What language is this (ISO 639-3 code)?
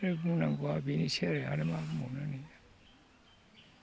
brx